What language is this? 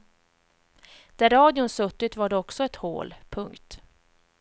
Swedish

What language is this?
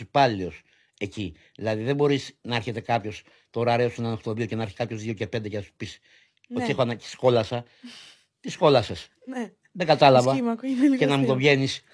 Greek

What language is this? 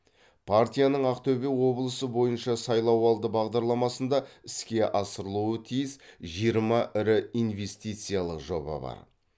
Kazakh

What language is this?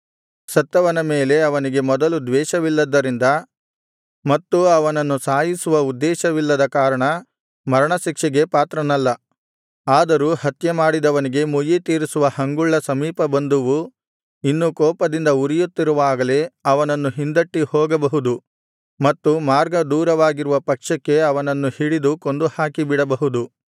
Kannada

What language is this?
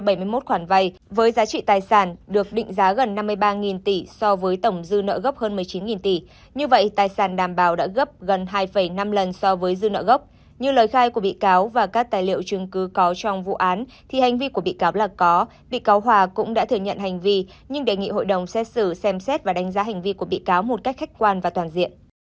Vietnamese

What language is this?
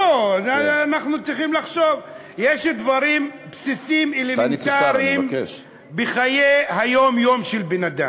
Hebrew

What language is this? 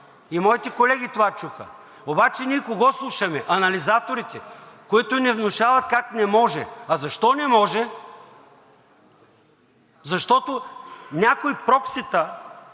Bulgarian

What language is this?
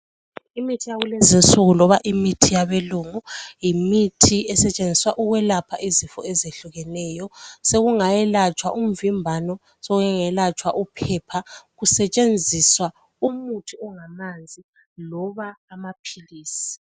North Ndebele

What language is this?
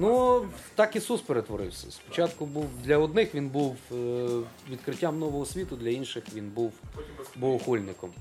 Ukrainian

